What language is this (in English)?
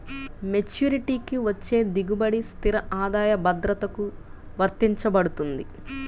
Telugu